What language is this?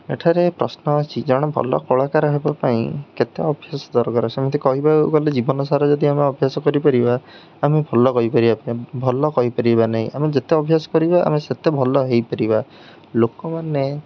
Odia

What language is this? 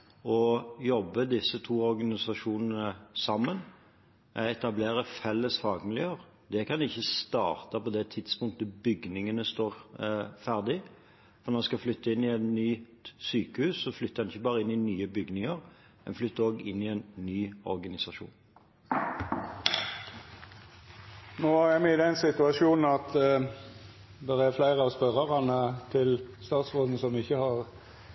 Norwegian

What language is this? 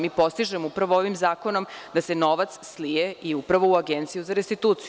Serbian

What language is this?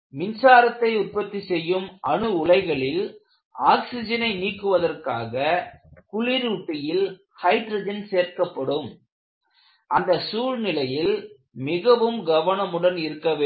Tamil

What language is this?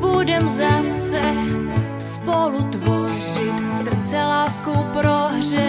Czech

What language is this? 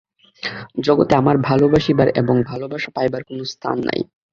Bangla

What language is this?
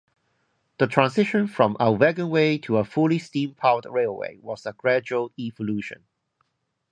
English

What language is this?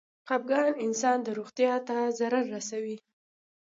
Pashto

